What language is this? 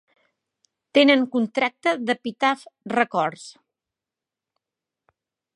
Catalan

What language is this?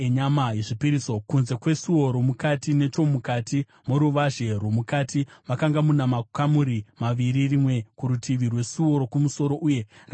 Shona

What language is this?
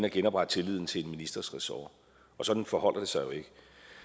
Danish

